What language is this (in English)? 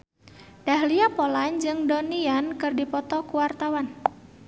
Sundanese